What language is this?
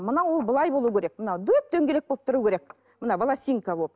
Kazakh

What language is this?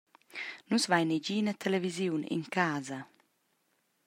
Romansh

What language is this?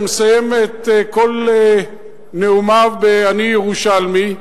Hebrew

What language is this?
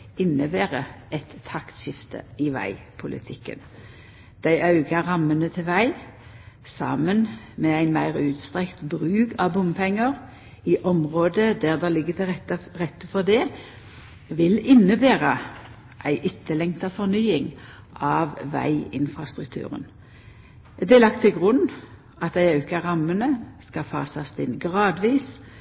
Norwegian Nynorsk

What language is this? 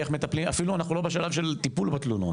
Hebrew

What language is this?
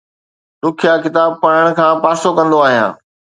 Sindhi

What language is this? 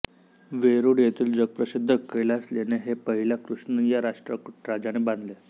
Marathi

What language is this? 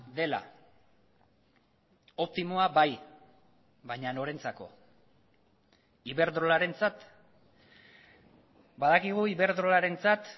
Basque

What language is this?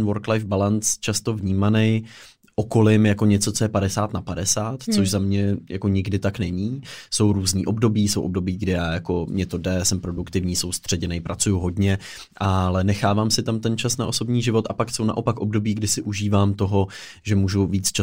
Czech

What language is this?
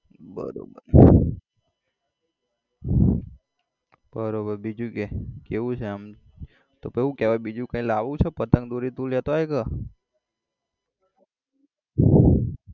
Gujarati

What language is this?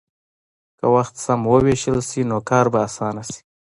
Pashto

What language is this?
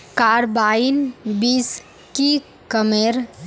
Magahi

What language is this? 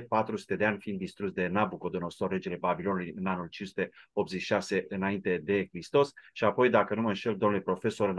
Romanian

